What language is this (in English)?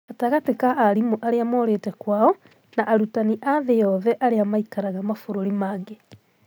Kikuyu